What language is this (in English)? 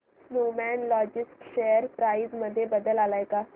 Marathi